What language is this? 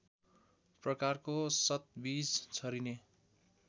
Nepali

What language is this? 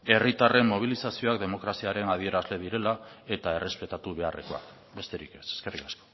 Basque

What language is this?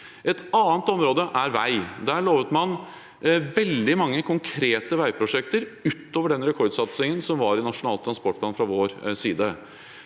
Norwegian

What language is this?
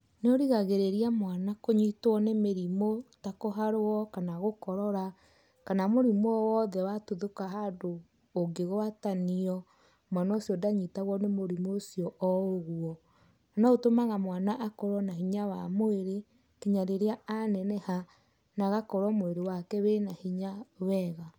Kikuyu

